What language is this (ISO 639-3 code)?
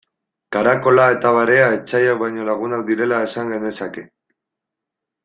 eus